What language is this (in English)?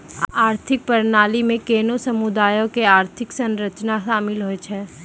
Maithili